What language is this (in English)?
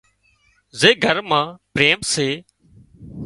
Wadiyara Koli